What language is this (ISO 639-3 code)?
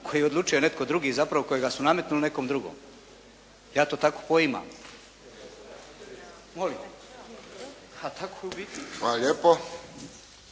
hrv